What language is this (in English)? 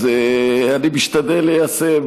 Hebrew